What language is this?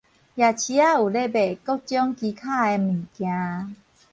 Min Nan Chinese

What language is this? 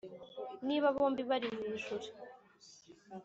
Kinyarwanda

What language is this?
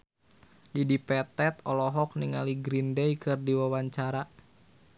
Sundanese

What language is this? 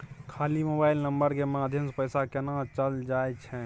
Maithili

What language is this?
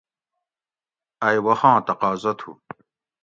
Gawri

